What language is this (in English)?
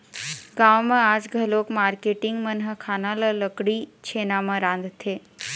Chhattisgarhi